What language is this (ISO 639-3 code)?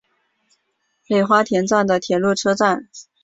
zho